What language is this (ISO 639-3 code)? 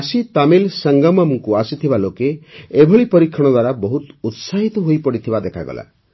ori